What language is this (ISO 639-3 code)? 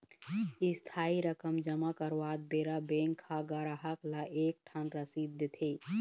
hne